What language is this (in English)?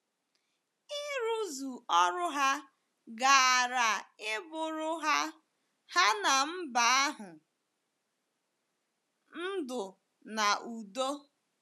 Igbo